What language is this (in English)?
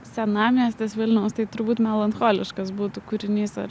Lithuanian